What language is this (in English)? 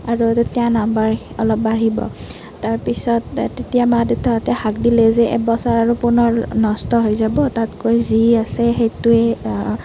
Assamese